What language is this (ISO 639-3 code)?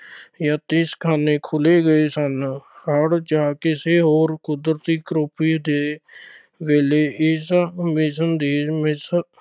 pan